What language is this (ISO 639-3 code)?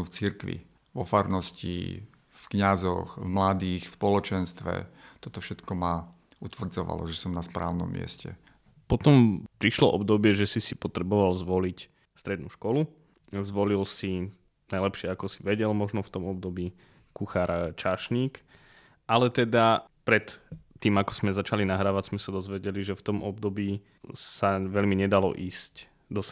slk